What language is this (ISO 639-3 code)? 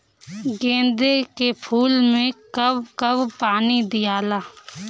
bho